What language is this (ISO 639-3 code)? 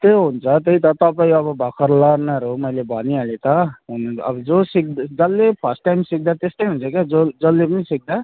nep